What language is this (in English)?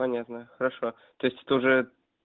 Russian